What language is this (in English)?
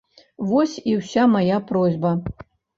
Belarusian